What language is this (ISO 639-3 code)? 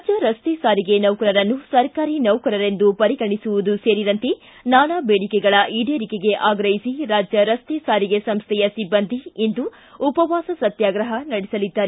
kan